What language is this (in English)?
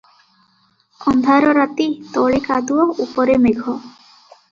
Odia